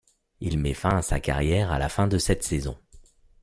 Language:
French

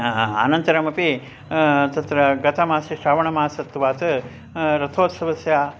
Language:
Sanskrit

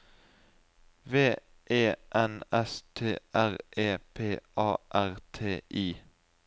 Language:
Norwegian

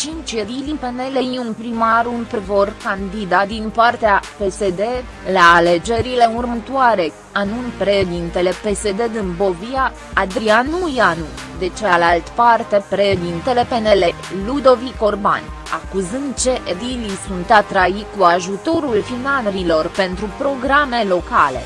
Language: Romanian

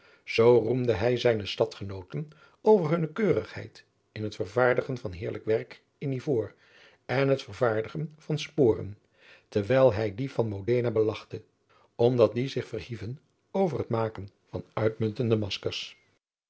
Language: Dutch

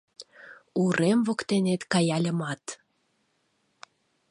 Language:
Mari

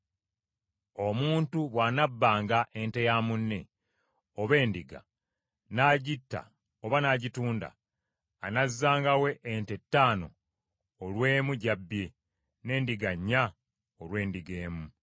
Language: Ganda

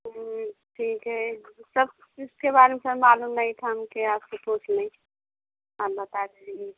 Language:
Hindi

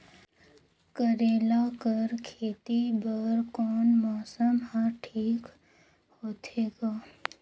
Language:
Chhattisgarhi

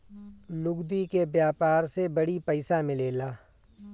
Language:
Bhojpuri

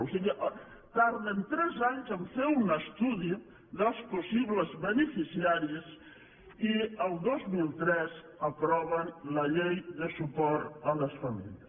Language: Catalan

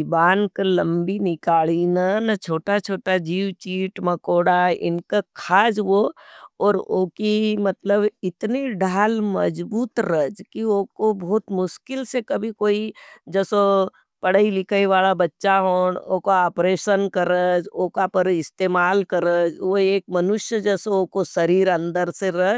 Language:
Nimadi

